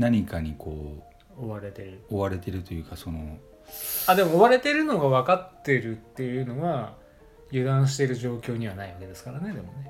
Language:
Japanese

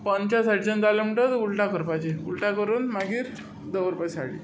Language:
Konkani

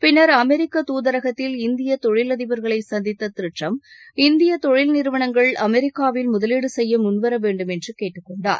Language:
Tamil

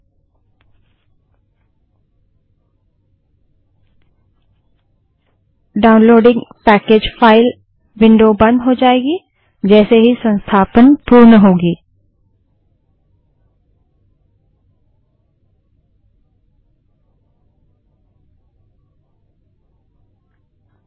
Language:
Hindi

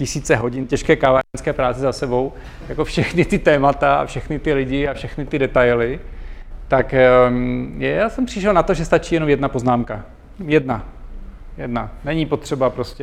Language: Czech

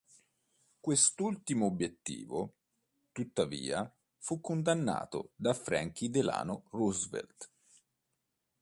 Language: Italian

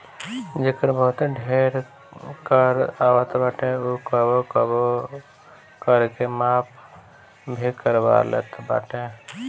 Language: Bhojpuri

